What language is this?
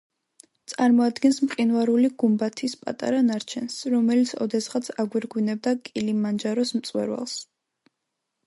Georgian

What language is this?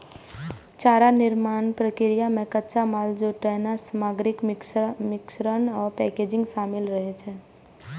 Maithili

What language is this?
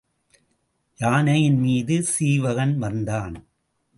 Tamil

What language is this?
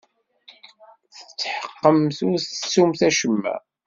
Kabyle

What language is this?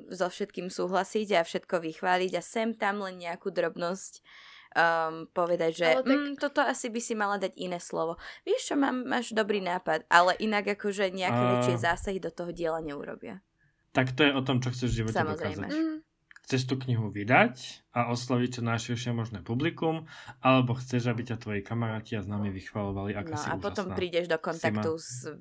Slovak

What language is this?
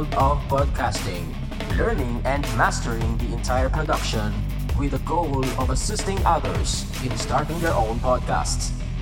Filipino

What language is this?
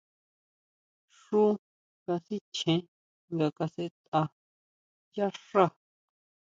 Huautla Mazatec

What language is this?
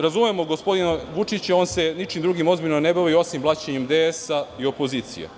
Serbian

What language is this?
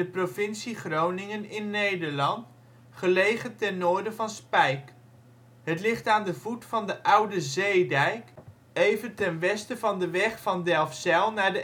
Dutch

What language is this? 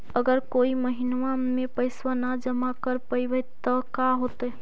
Magahi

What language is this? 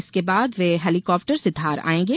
Hindi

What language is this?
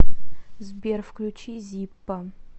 Russian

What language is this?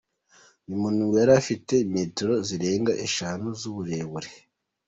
Kinyarwanda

